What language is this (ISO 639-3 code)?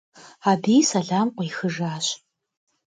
kbd